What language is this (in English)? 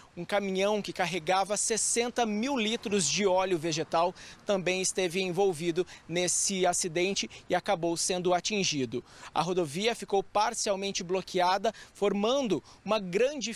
Portuguese